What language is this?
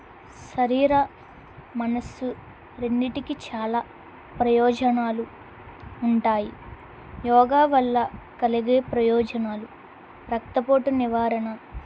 Telugu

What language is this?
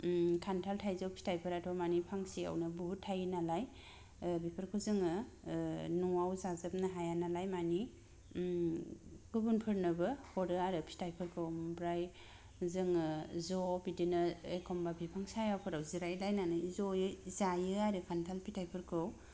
Bodo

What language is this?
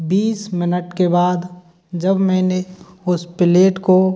Hindi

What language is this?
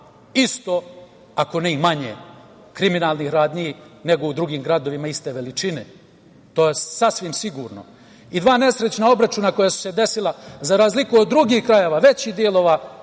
Serbian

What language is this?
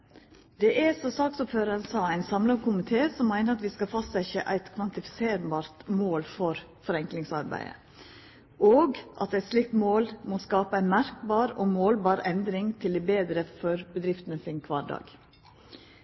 Norwegian Nynorsk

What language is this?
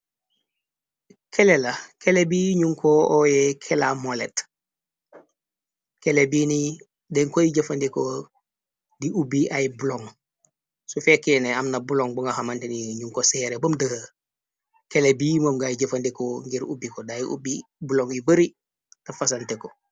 Wolof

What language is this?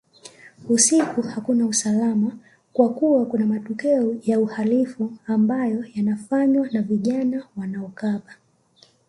Swahili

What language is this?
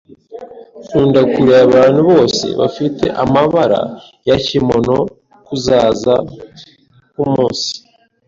Kinyarwanda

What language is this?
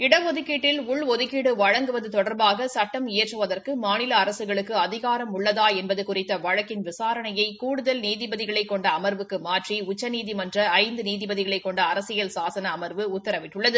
Tamil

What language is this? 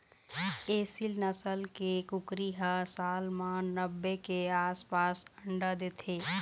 Chhattisgarhi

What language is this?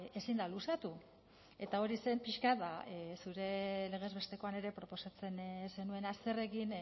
Basque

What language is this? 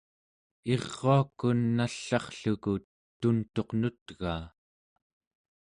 Central Yupik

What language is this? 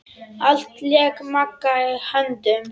Icelandic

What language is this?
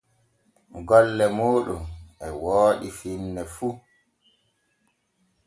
Borgu Fulfulde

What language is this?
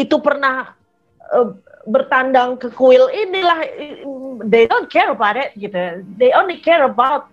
Indonesian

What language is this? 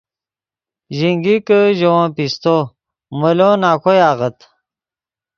Yidgha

